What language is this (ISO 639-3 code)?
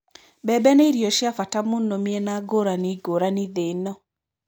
kik